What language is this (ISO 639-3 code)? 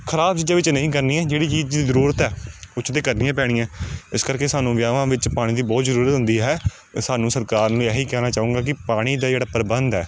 pan